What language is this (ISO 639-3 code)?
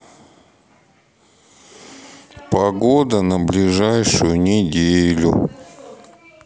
rus